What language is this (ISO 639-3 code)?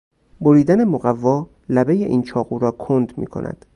fas